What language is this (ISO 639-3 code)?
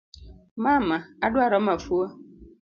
luo